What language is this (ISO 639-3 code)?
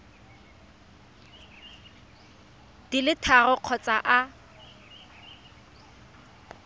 tsn